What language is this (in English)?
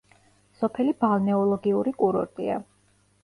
Georgian